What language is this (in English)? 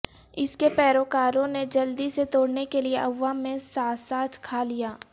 Urdu